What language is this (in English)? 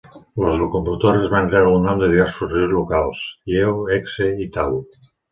Catalan